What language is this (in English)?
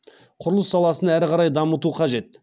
Kazakh